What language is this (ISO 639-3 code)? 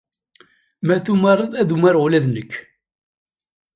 kab